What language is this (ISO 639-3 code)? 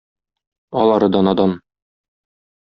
tat